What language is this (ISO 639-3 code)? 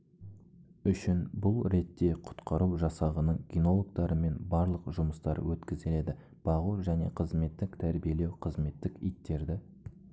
kaz